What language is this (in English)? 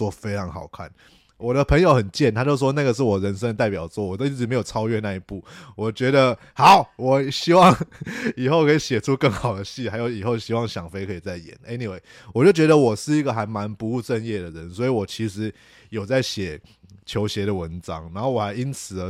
Chinese